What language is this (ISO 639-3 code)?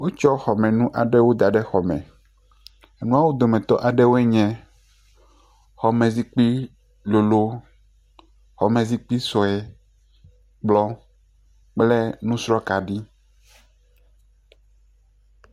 ewe